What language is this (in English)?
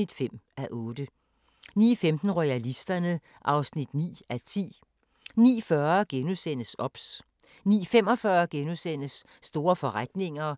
Danish